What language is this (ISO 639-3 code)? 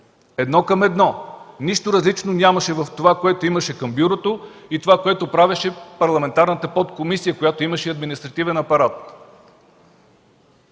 bul